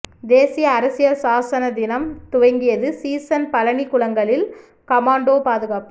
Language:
Tamil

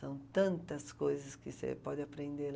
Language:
Portuguese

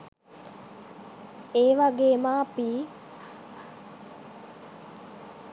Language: Sinhala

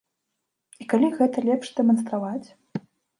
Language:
Belarusian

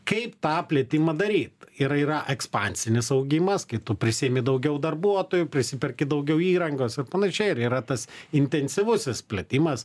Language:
Lithuanian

